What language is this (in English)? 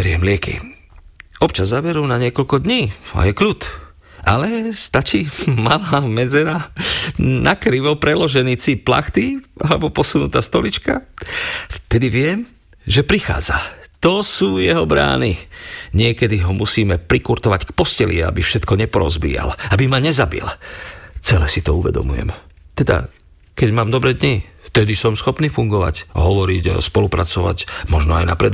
Slovak